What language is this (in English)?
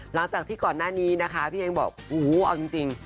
Thai